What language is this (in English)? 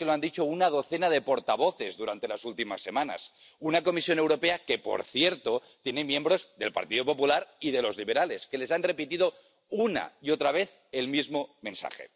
Spanish